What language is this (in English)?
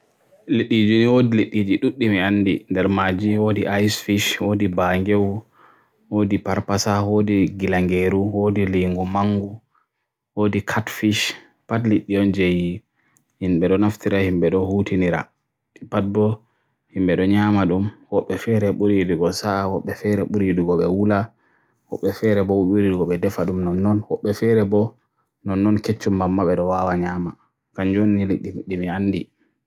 Borgu Fulfulde